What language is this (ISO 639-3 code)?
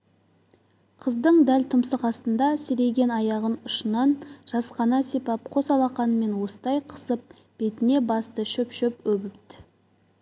kaz